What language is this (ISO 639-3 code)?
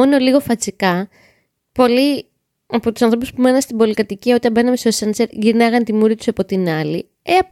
ell